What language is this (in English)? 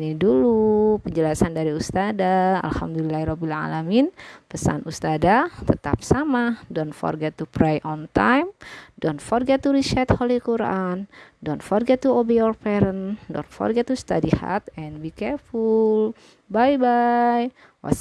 Indonesian